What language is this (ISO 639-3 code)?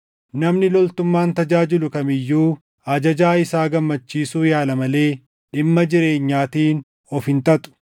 orm